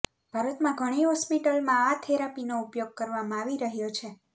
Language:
Gujarati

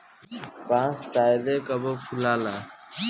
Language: Bhojpuri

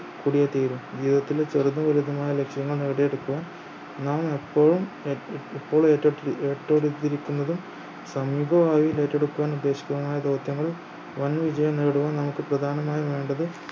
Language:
Malayalam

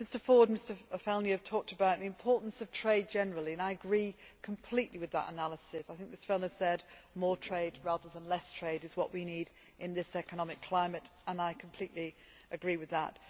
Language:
English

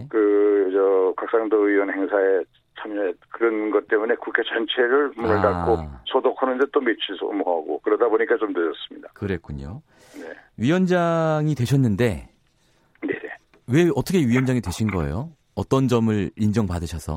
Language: Korean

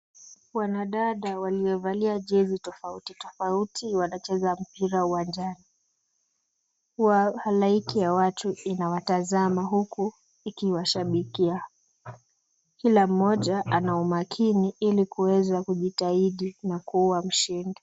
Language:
Swahili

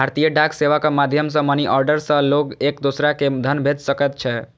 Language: Maithili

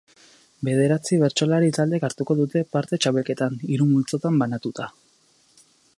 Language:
Basque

